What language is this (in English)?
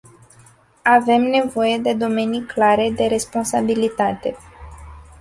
Romanian